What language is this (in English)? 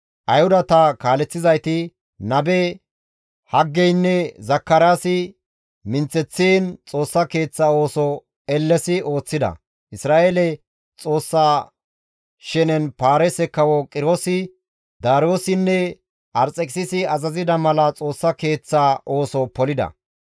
Gamo